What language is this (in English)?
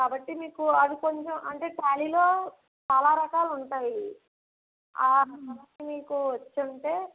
Telugu